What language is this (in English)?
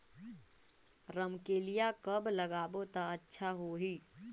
Chhattisgarhi